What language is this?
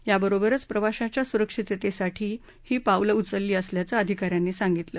Marathi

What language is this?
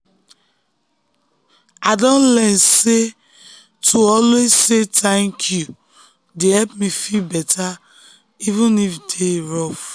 Nigerian Pidgin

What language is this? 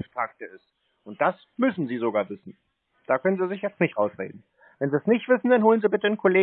German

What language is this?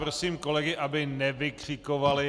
Czech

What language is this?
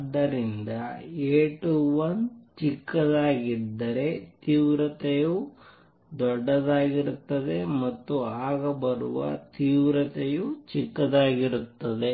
Kannada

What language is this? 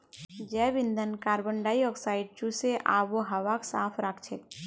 Magahi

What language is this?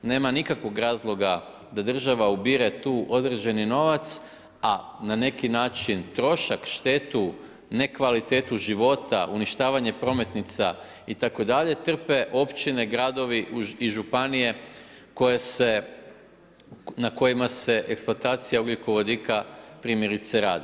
Croatian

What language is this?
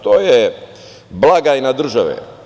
Serbian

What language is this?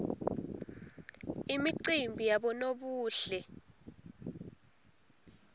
Swati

